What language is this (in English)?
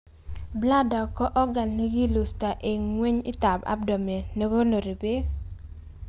Kalenjin